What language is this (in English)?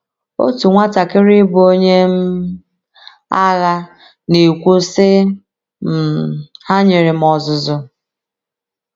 Igbo